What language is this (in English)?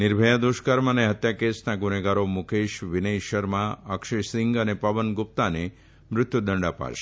Gujarati